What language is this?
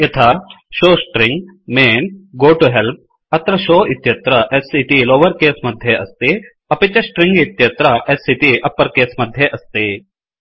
Sanskrit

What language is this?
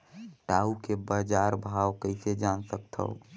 Chhattisgarhi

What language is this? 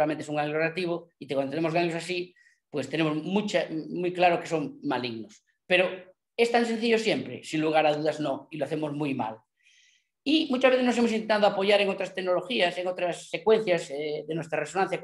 Spanish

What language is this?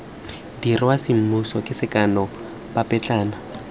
Tswana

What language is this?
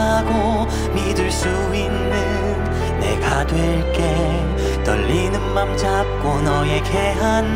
Korean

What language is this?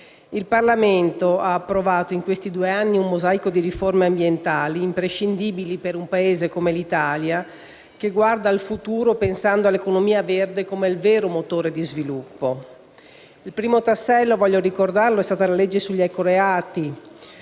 Italian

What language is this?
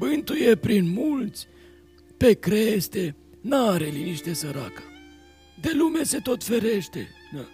Romanian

